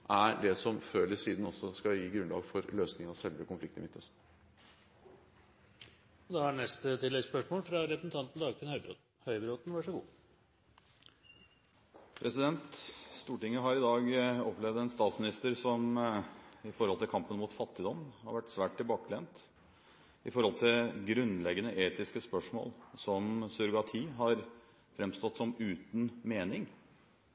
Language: Norwegian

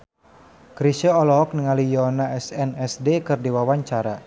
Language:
Sundanese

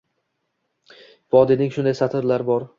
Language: Uzbek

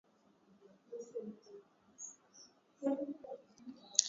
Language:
Swahili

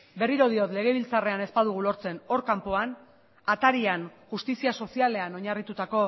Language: Basque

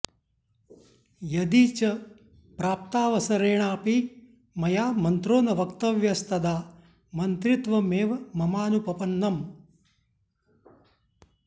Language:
Sanskrit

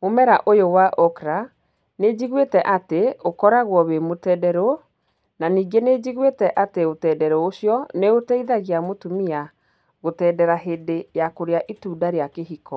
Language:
Kikuyu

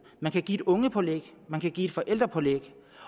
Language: Danish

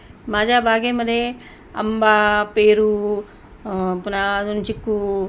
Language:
Marathi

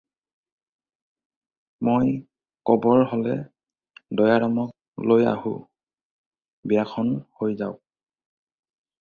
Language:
Assamese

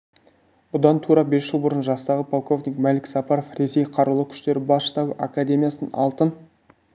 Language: Kazakh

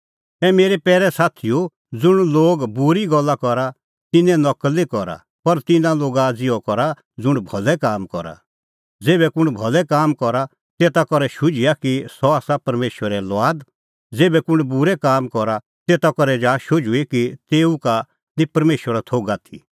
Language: Kullu Pahari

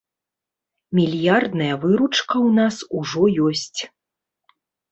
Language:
Belarusian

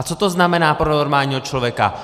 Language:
Czech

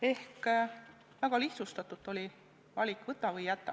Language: Estonian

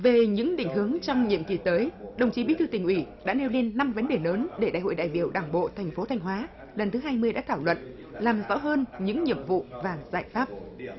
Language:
Vietnamese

